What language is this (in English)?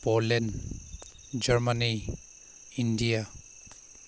Manipuri